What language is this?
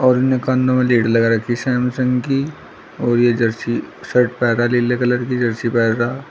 Hindi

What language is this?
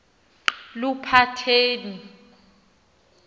Xhosa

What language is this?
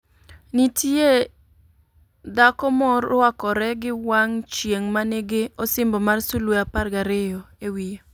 Luo (Kenya and Tanzania)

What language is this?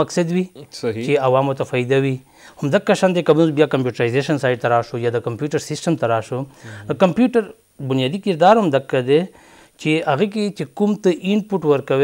Romanian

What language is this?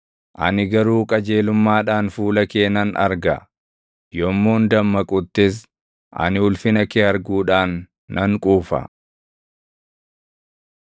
Oromo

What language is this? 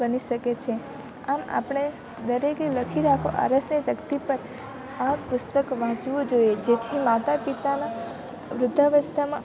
Gujarati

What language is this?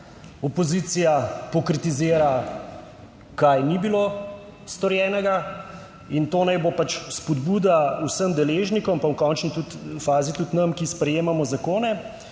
Slovenian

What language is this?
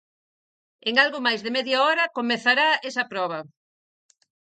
Galician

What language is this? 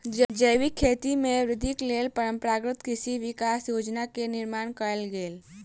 Maithili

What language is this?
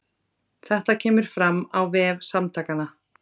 Icelandic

